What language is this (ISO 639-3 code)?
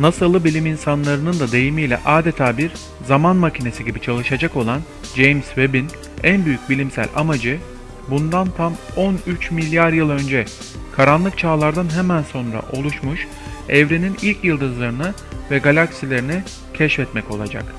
tur